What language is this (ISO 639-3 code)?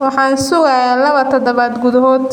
som